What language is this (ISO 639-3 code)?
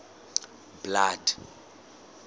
sot